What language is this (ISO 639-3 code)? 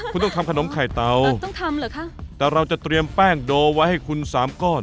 tha